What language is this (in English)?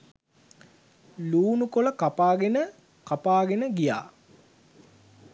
Sinhala